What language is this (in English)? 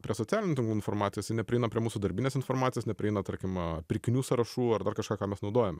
Lithuanian